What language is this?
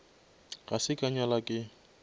Northern Sotho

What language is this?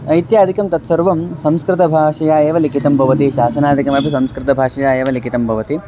Sanskrit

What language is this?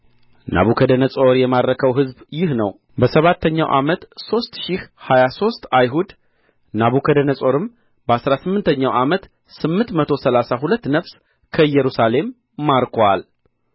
Amharic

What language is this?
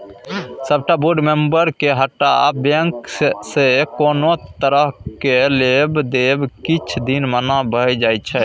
Maithili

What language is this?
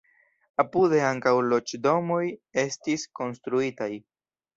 Esperanto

